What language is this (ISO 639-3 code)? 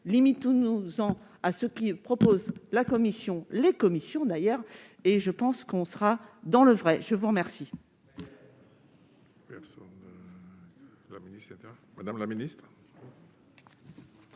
fra